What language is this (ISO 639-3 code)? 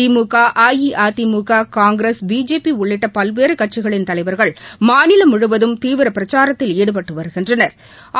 tam